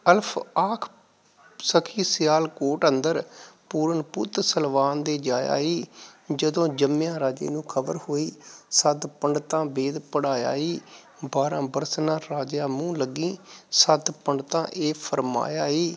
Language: Punjabi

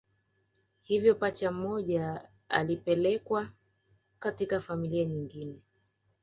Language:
Swahili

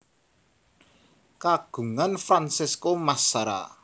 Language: Javanese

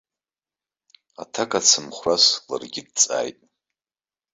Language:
Abkhazian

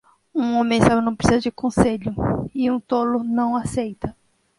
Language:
Portuguese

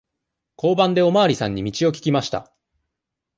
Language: Japanese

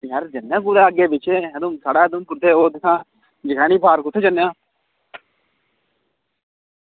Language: Dogri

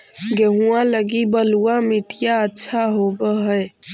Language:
Magahi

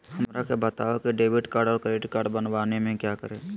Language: Magahi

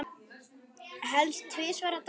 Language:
Icelandic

